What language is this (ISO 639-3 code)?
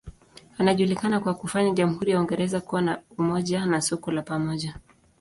swa